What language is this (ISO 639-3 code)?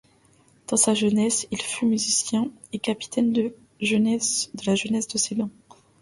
fra